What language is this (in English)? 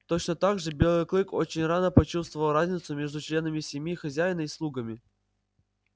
Russian